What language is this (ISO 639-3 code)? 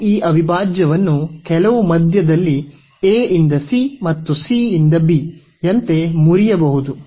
kan